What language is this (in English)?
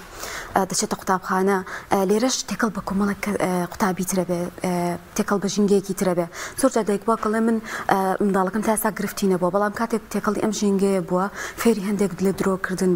Arabic